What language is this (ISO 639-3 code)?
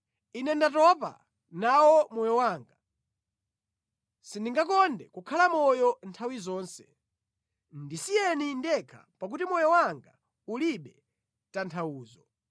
nya